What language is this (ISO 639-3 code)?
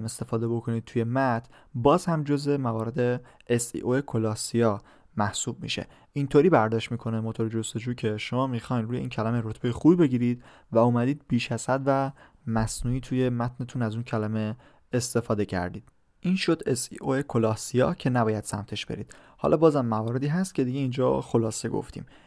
fas